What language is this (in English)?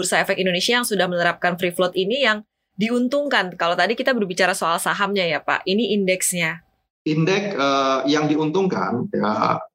Indonesian